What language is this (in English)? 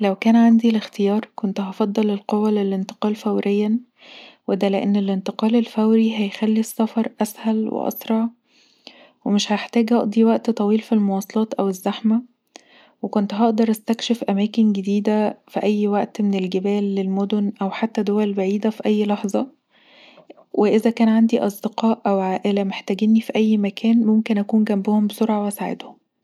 Egyptian Arabic